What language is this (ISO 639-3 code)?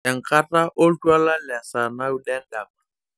mas